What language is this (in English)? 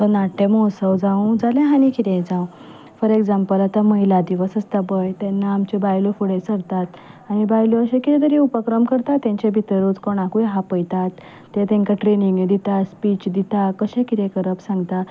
Konkani